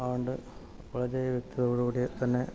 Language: Malayalam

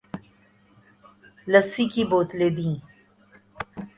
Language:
Urdu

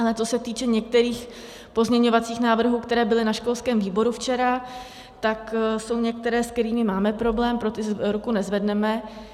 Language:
Czech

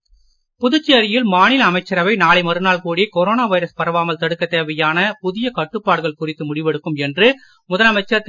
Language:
Tamil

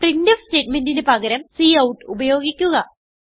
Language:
Malayalam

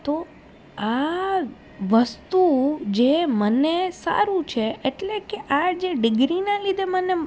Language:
Gujarati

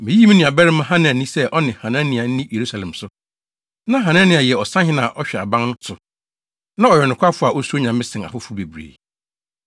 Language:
Akan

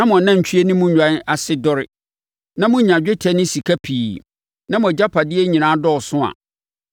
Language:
Akan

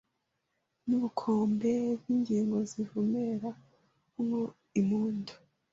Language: Kinyarwanda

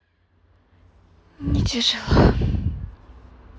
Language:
Russian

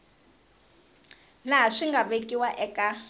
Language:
Tsonga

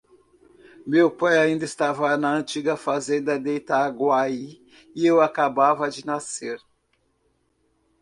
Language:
Portuguese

